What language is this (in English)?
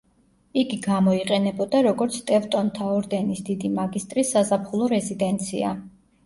Georgian